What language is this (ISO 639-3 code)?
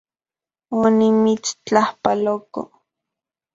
ncx